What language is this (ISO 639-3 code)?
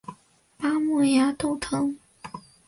zho